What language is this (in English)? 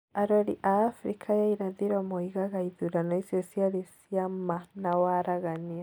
Kikuyu